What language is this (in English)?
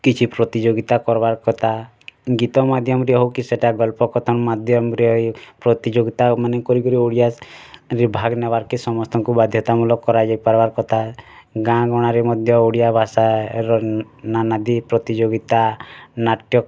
Odia